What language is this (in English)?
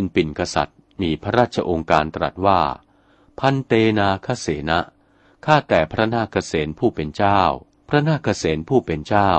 Thai